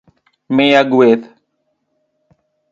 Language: Luo (Kenya and Tanzania)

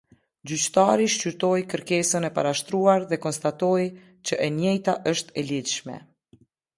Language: Albanian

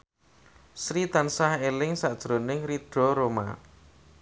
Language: Javanese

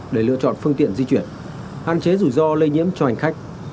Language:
Vietnamese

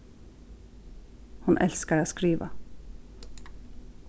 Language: Faroese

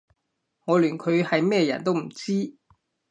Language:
Cantonese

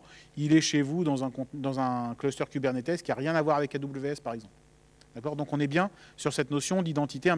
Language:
French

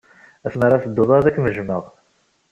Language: Kabyle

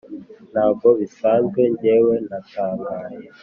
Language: Kinyarwanda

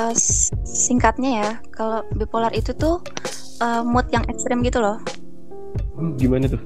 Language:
Indonesian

